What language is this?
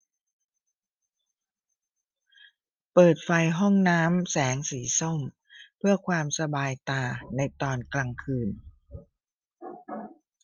Thai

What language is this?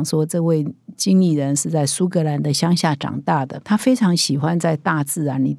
Chinese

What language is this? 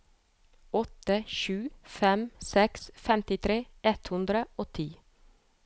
Norwegian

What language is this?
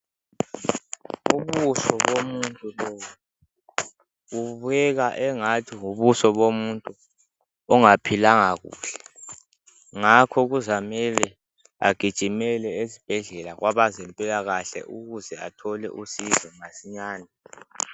North Ndebele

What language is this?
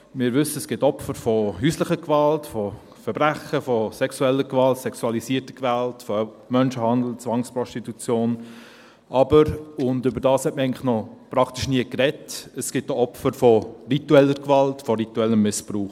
Swiss German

